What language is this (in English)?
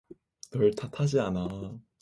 Korean